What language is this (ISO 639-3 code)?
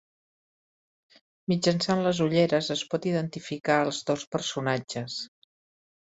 cat